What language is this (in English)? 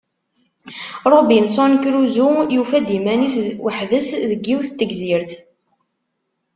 Kabyle